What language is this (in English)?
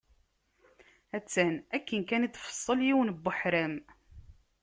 Kabyle